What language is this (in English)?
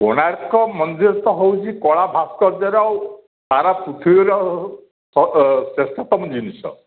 Odia